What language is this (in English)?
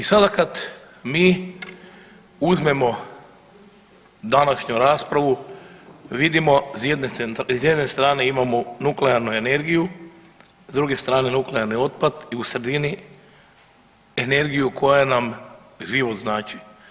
Croatian